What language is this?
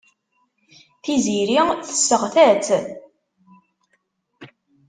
Kabyle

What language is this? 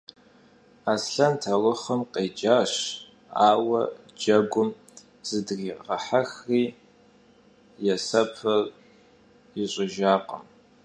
Kabardian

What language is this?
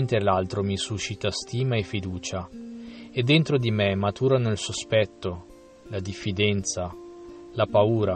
Italian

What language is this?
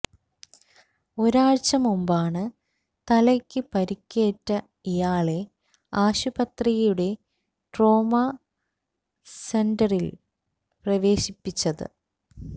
Malayalam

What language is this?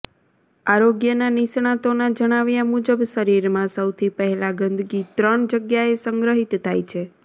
Gujarati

